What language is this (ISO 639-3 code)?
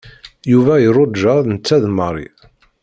kab